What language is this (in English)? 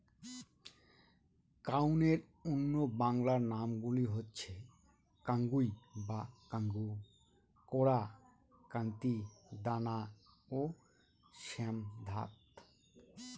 Bangla